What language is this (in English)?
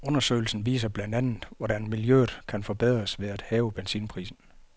Danish